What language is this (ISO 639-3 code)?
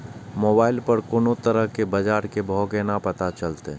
mai